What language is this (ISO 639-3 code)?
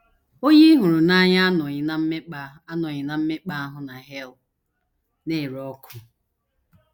ibo